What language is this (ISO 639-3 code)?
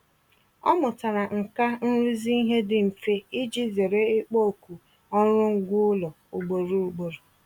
ibo